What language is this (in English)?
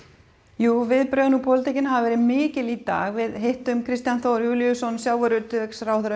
Icelandic